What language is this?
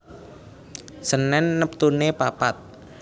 Javanese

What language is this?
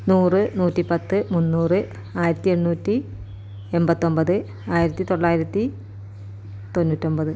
Malayalam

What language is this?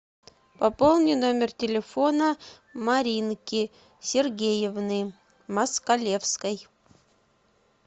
Russian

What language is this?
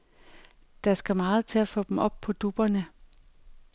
Danish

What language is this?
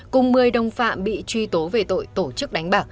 Vietnamese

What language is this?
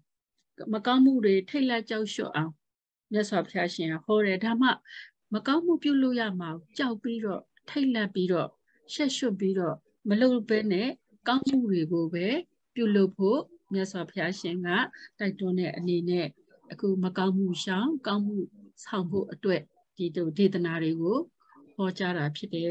Vietnamese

